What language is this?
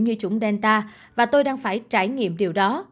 Vietnamese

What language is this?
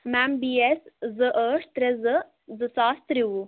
Kashmiri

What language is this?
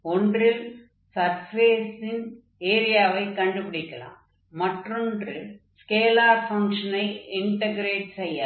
Tamil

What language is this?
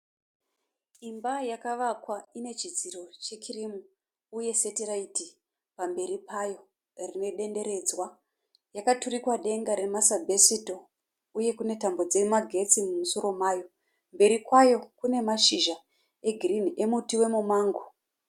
Shona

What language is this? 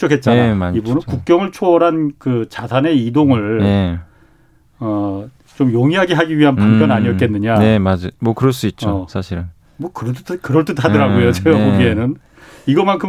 Korean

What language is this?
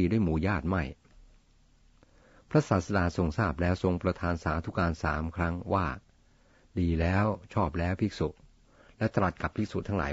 Thai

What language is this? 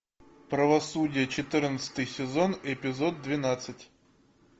Russian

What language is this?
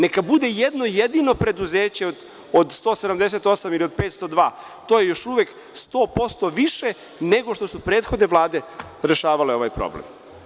Serbian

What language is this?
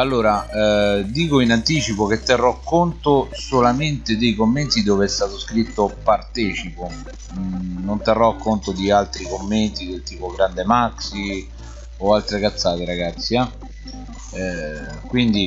Italian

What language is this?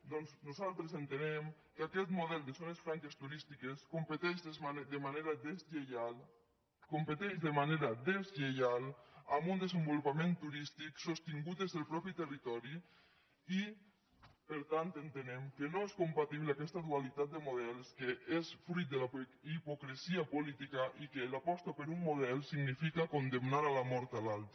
Catalan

